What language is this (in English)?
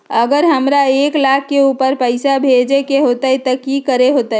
Magahi